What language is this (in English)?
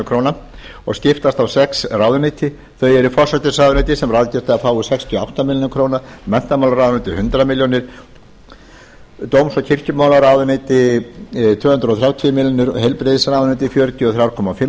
Icelandic